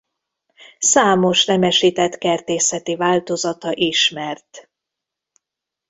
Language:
Hungarian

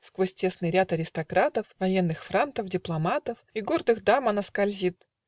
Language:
Russian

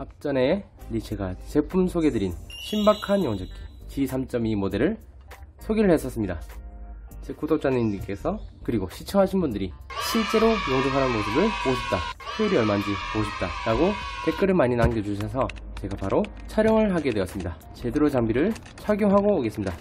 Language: Korean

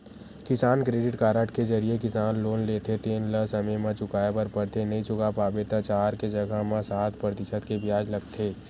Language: Chhattisgarhi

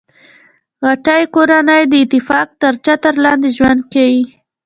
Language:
Pashto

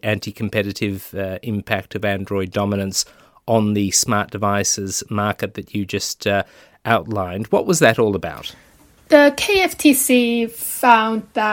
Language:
English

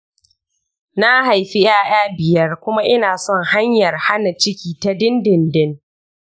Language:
Hausa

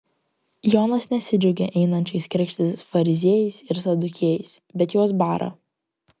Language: Lithuanian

